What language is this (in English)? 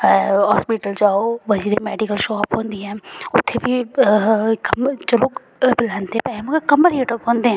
Dogri